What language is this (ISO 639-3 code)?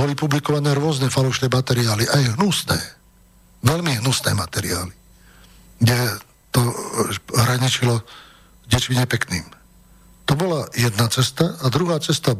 slk